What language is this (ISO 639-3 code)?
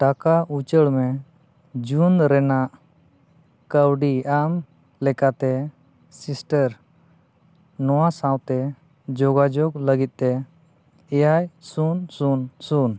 sat